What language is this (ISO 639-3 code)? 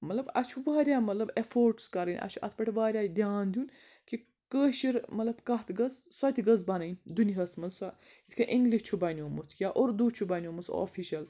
kas